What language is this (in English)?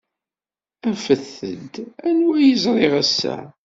Kabyle